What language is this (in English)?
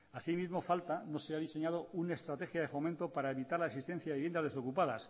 Spanish